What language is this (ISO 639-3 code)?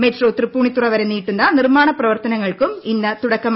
mal